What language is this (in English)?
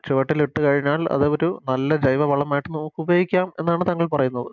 Malayalam